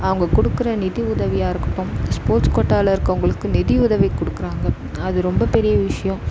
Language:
Tamil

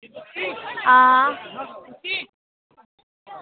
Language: Dogri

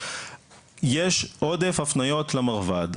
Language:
Hebrew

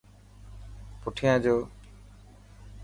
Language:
Dhatki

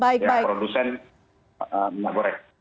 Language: Indonesian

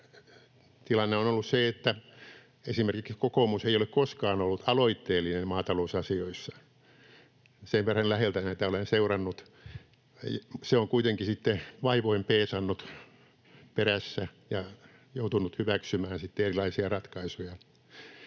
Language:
Finnish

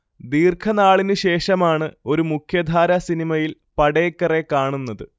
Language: Malayalam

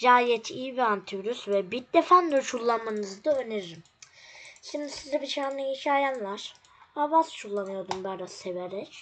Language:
Turkish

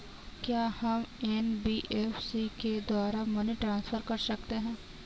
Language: Hindi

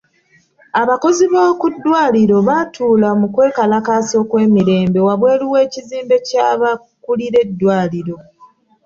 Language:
Ganda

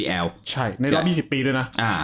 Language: Thai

